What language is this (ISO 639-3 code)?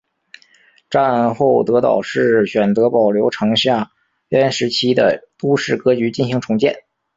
zho